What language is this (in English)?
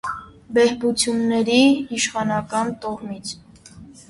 Armenian